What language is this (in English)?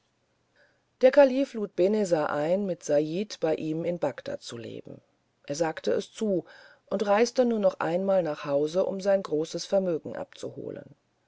German